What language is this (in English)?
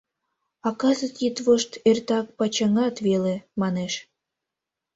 Mari